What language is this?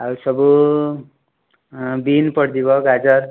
Odia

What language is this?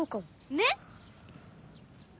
Japanese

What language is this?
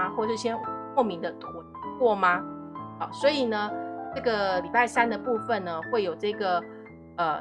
Chinese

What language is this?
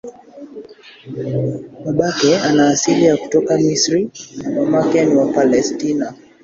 Swahili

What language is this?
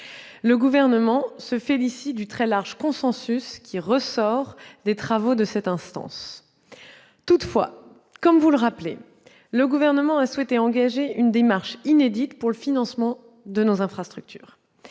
French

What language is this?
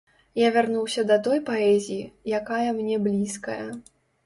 Belarusian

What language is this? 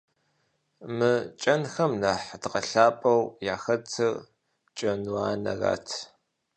Kabardian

